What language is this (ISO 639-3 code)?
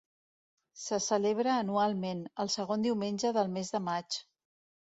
cat